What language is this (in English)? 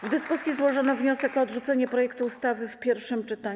Polish